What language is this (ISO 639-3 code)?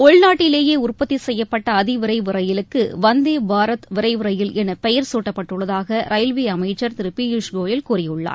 tam